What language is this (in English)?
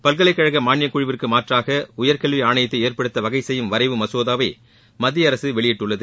Tamil